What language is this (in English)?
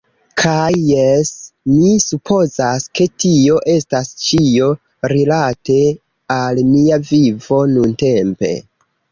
Esperanto